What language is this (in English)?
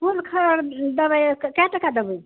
Maithili